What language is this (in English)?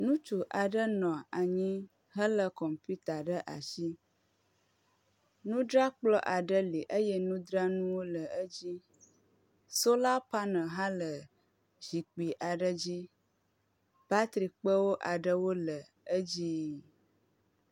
Ewe